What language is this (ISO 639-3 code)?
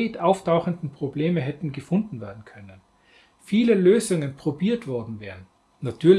deu